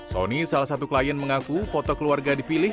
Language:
Indonesian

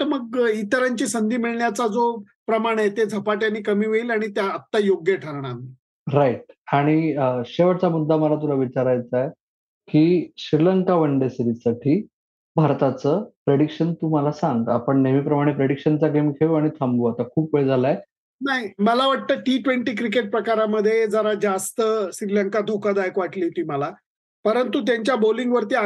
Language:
Marathi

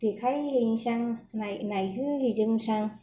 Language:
Bodo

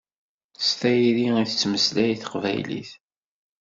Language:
Kabyle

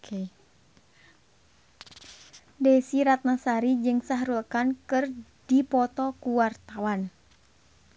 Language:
Sundanese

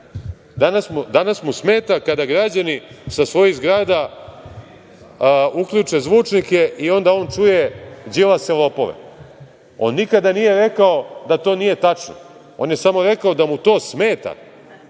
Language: Serbian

